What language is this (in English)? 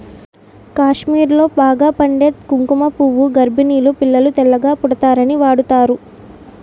Telugu